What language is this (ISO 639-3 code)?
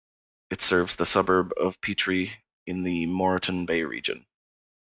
eng